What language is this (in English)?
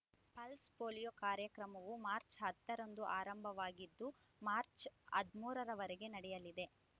Kannada